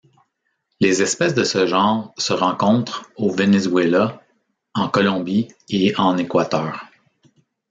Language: French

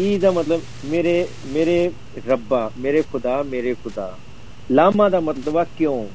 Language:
Punjabi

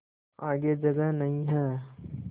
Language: Hindi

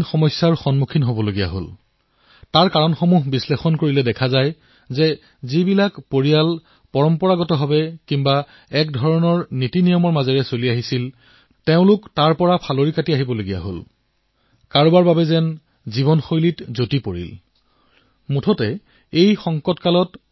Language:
Assamese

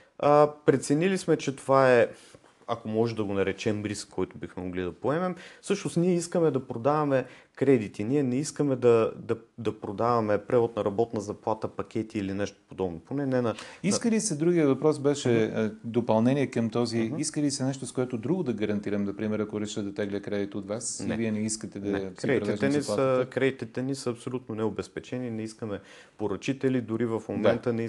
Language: Bulgarian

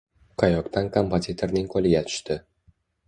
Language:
Uzbek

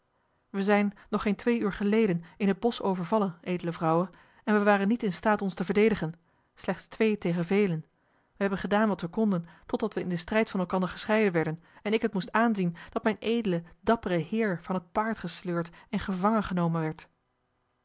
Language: Dutch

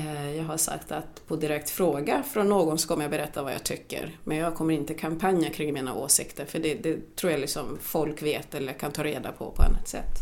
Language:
Swedish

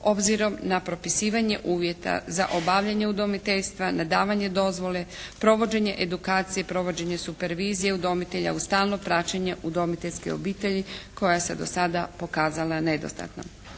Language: Croatian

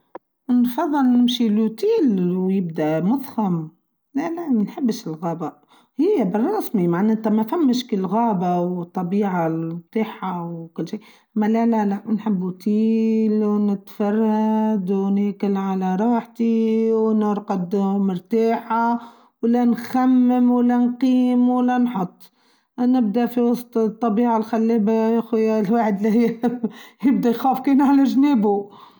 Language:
Tunisian Arabic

